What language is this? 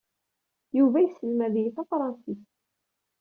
Kabyle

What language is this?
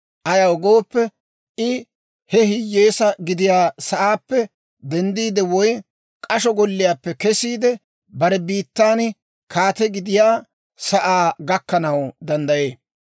Dawro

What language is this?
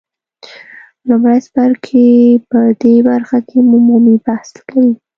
Pashto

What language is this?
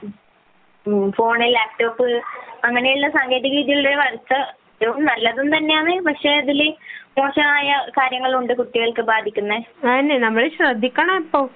Malayalam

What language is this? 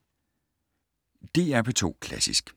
Danish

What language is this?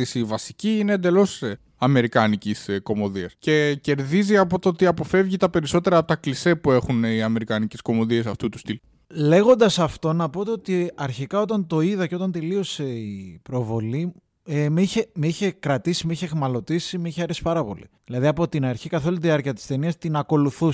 Greek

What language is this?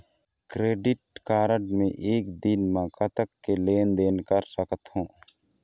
Chhattisgarhi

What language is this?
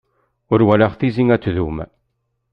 Kabyle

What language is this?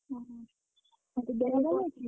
Odia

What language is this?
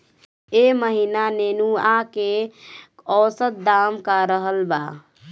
Bhojpuri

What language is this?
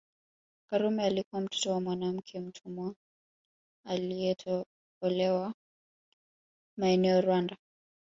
Swahili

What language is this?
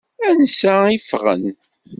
Kabyle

